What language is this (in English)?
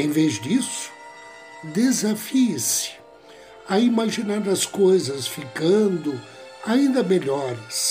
Portuguese